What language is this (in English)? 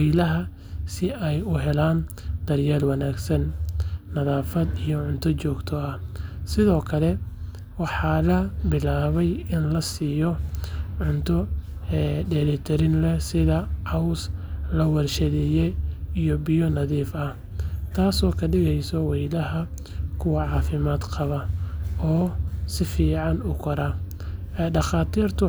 Somali